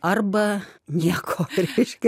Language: Lithuanian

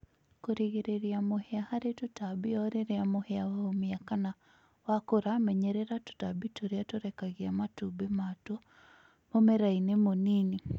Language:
Kikuyu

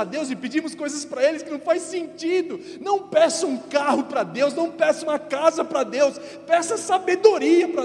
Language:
Portuguese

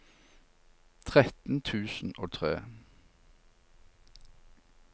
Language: Norwegian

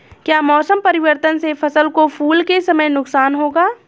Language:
Hindi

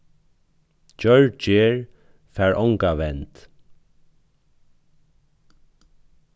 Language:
Faroese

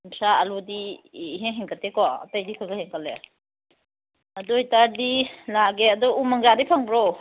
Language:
Manipuri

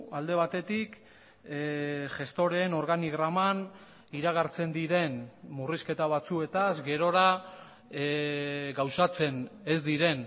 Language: Basque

